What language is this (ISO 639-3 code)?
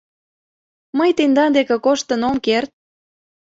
chm